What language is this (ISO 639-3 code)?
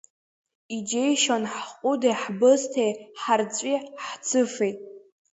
abk